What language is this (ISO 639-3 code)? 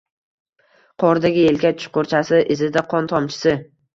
uzb